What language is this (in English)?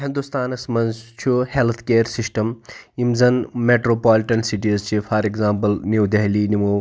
Kashmiri